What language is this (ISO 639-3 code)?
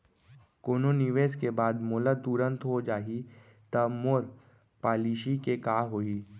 hne